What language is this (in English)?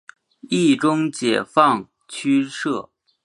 Chinese